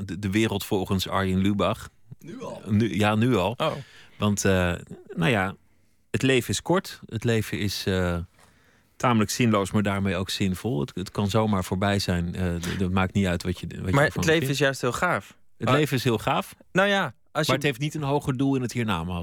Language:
Dutch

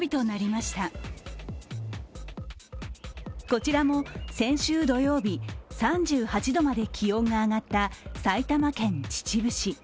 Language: Japanese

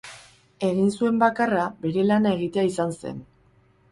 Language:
Basque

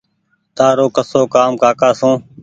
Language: Goaria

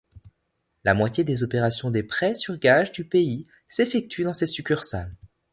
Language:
French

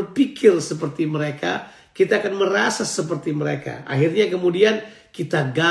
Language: Indonesian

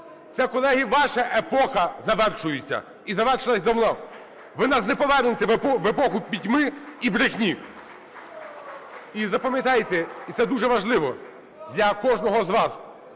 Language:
Ukrainian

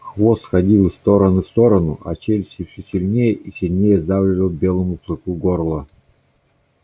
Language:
Russian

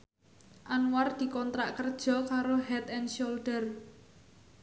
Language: Javanese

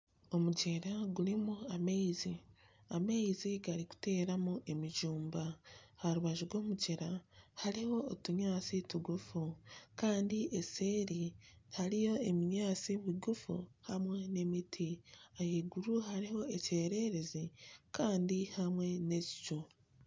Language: Nyankole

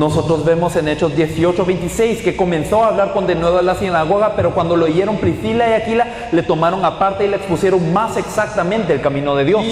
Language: Spanish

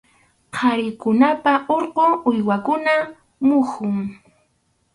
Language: Arequipa-La Unión Quechua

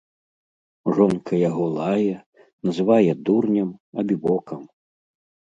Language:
Belarusian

